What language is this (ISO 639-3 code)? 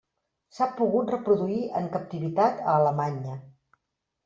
cat